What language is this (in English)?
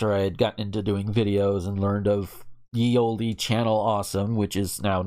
English